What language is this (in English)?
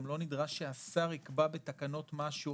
Hebrew